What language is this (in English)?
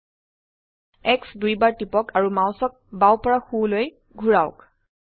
Assamese